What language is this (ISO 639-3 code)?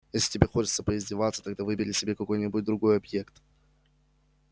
rus